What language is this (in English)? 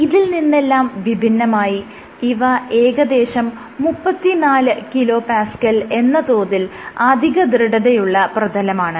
Malayalam